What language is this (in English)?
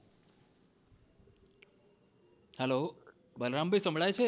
Gujarati